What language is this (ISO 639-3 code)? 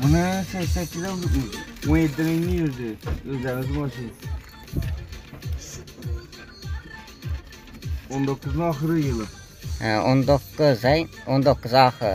tur